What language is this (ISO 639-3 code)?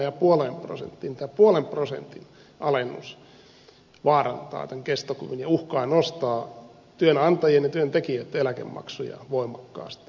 fin